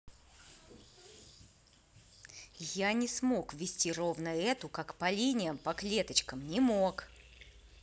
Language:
Russian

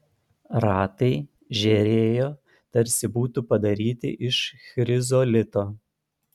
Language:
Lithuanian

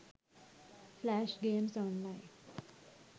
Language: Sinhala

